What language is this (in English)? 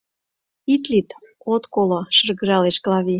Mari